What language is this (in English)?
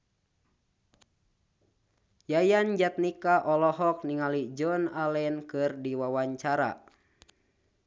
Sundanese